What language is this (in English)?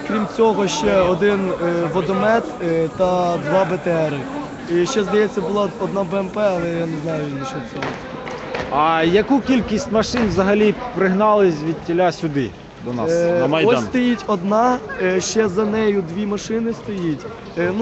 Ukrainian